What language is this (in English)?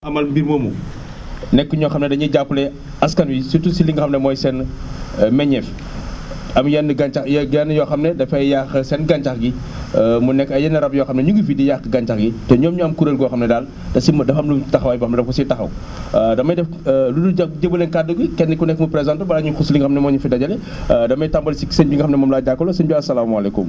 Wolof